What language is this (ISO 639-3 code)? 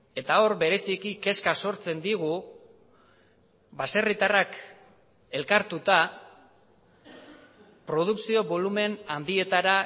eus